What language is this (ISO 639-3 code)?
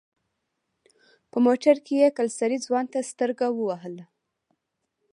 pus